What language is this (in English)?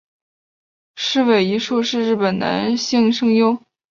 Chinese